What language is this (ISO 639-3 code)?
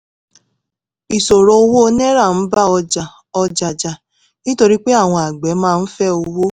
yor